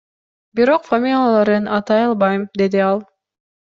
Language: Kyrgyz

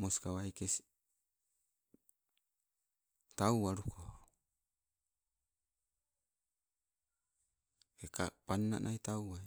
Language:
Sibe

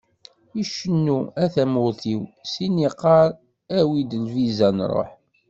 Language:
Kabyle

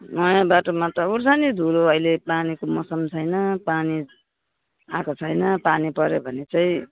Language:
Nepali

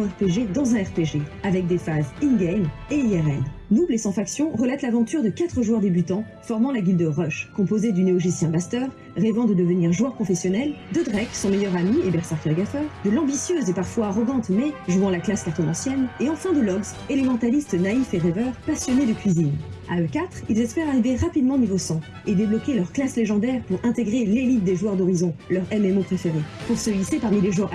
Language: French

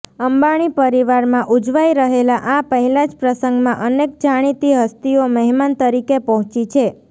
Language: Gujarati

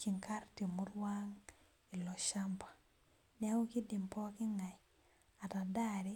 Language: Masai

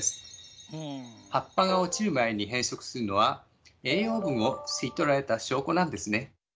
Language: Japanese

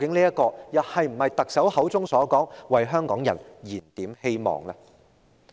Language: Cantonese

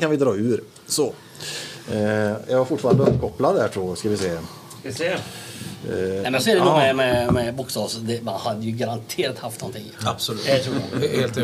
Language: Swedish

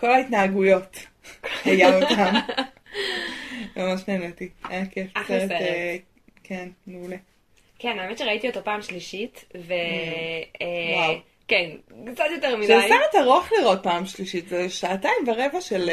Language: Hebrew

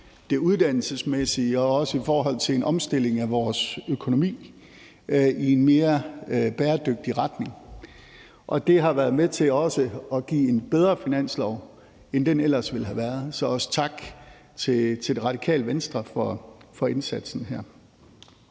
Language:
Danish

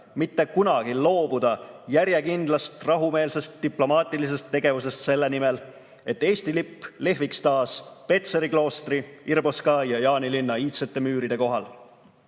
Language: Estonian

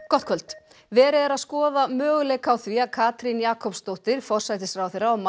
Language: Icelandic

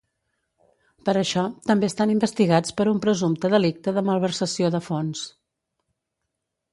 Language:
Catalan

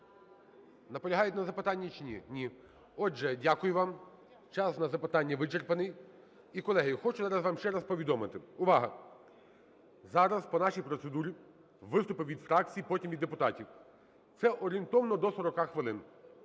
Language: Ukrainian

